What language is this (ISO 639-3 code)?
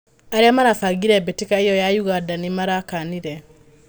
kik